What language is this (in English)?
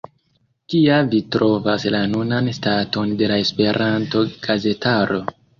Esperanto